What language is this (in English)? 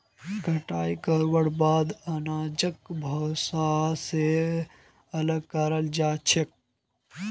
Magahi